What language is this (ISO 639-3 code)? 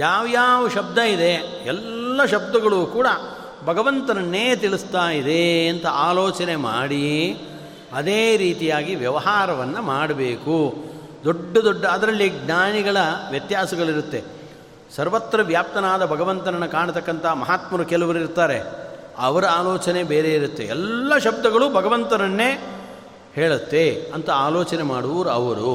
kan